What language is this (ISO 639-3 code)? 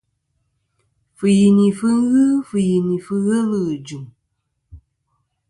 bkm